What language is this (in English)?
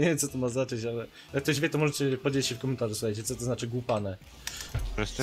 Polish